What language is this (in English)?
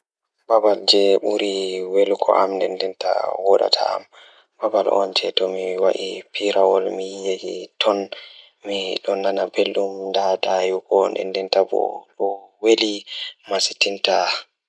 Fula